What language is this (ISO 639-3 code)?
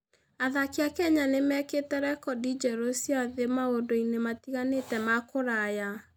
kik